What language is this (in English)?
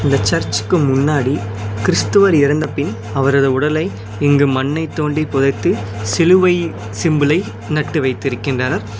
Tamil